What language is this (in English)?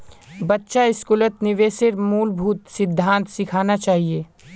Magahi